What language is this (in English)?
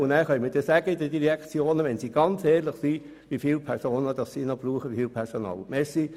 Swiss German